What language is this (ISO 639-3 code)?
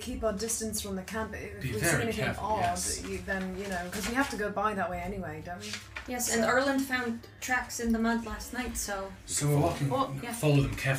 eng